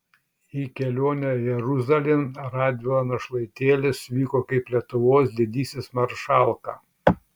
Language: Lithuanian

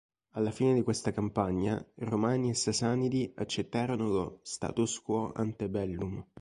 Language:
Italian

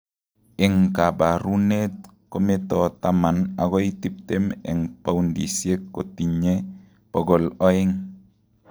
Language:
Kalenjin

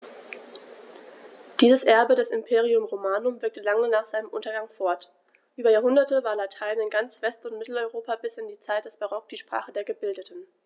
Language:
German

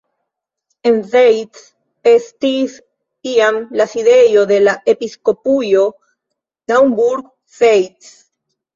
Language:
Esperanto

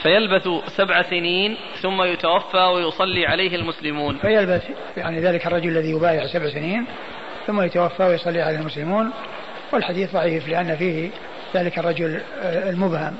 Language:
Arabic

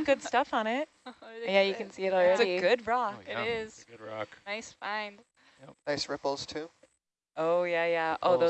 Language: English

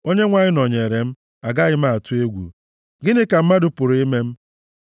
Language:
Igbo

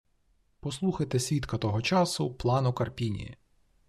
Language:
Ukrainian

